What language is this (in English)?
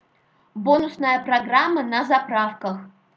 Russian